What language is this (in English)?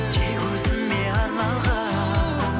Kazakh